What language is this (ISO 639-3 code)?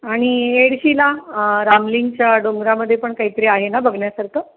mar